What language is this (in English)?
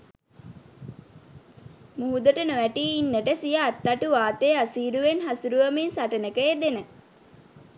Sinhala